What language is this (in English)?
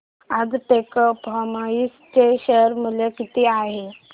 Marathi